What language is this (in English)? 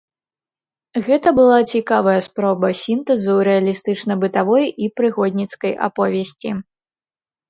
Belarusian